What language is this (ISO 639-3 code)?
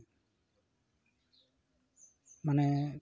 sat